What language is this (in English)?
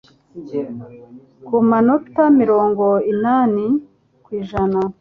Kinyarwanda